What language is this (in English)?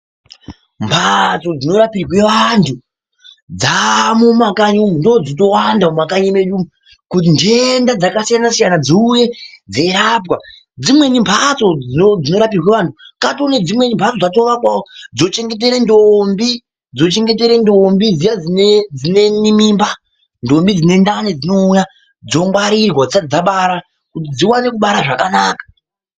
Ndau